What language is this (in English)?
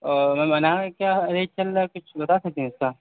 Urdu